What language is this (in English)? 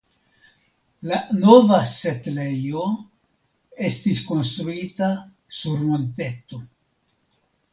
Esperanto